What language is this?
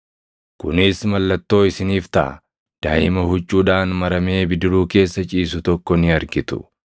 Oromo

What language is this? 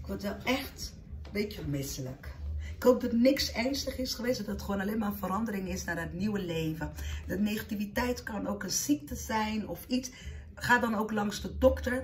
Dutch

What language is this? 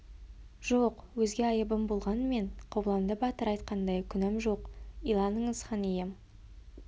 Kazakh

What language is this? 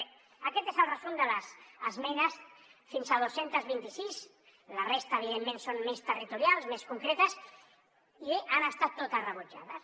Catalan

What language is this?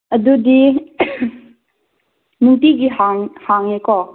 Manipuri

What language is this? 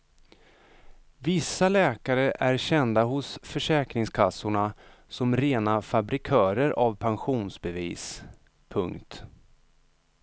Swedish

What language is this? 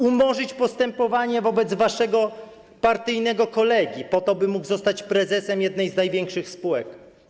Polish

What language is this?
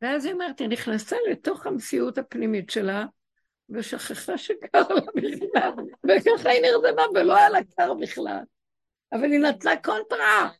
Hebrew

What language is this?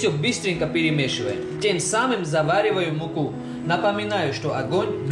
Russian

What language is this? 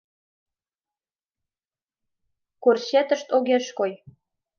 Mari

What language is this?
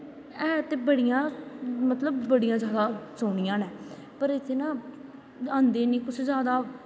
Dogri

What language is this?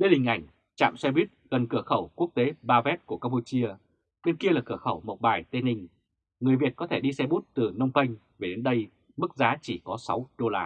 Vietnamese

